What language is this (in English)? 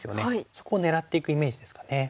Japanese